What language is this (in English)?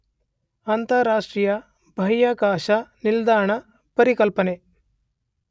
Kannada